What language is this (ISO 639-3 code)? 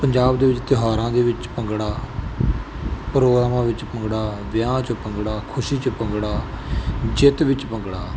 pan